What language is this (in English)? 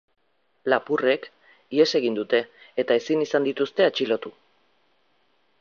Basque